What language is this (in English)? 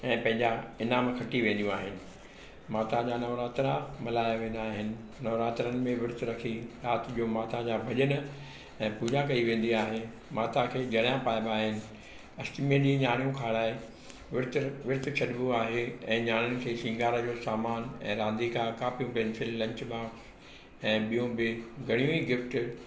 Sindhi